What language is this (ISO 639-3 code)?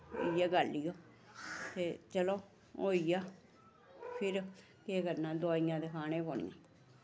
doi